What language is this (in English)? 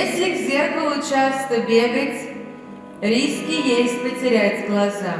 Russian